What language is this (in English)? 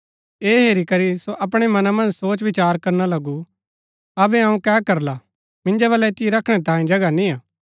Gaddi